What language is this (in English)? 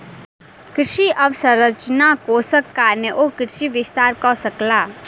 Maithili